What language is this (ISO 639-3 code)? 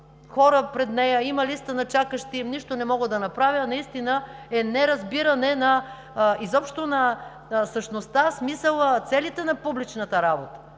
bul